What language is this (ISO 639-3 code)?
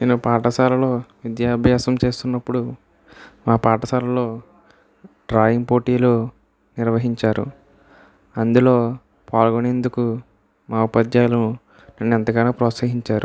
tel